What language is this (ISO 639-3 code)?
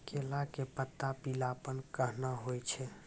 mai